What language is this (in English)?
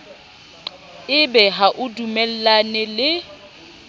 Southern Sotho